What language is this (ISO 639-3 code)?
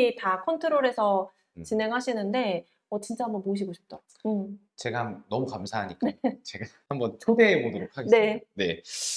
kor